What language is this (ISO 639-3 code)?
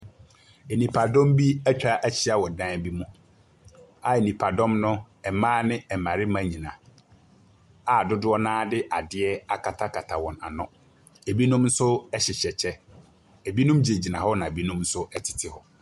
aka